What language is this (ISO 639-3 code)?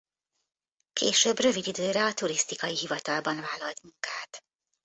hun